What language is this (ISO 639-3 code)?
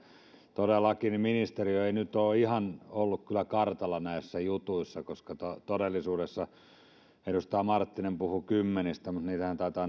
fin